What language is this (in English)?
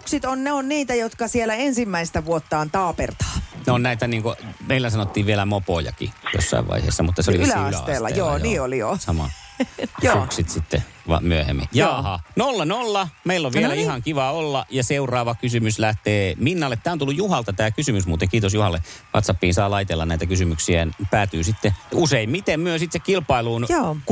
Finnish